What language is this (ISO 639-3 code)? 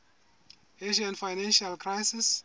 sot